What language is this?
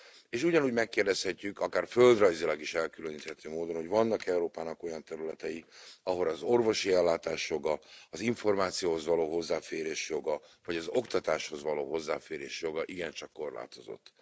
Hungarian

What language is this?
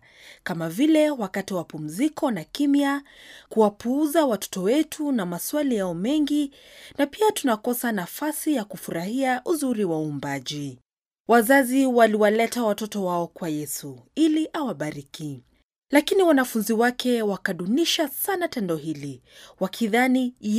Swahili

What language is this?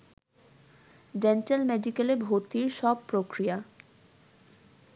Bangla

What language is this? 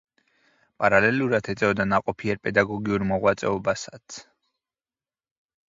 Georgian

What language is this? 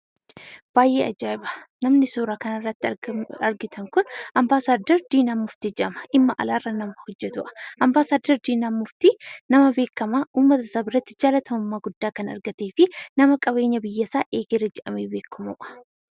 Oromo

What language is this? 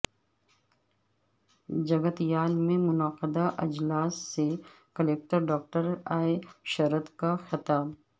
Urdu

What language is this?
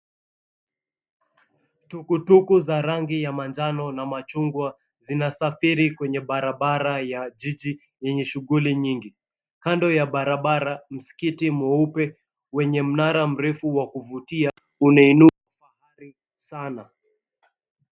Swahili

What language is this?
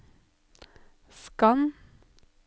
Norwegian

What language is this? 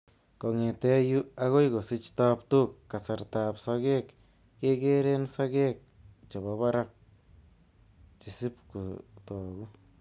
Kalenjin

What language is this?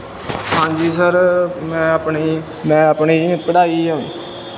Punjabi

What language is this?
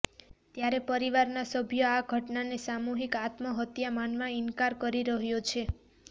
Gujarati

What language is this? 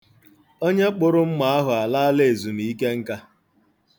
Igbo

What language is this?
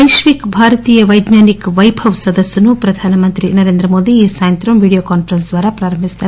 Telugu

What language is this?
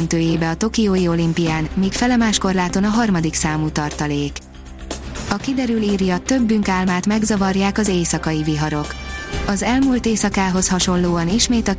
Hungarian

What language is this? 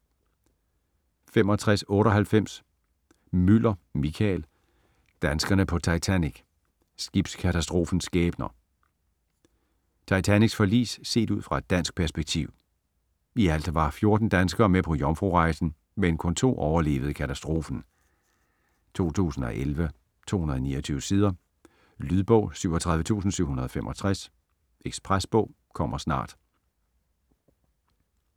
Danish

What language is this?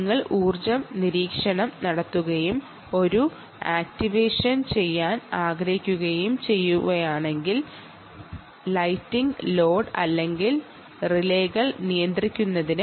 Malayalam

